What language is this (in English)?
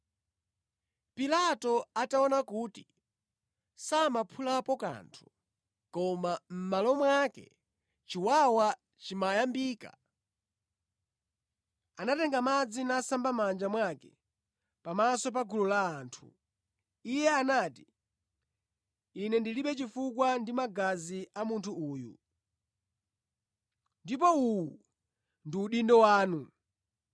Nyanja